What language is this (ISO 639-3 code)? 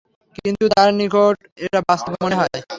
ben